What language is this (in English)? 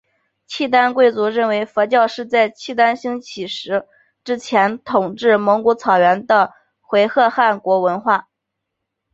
Chinese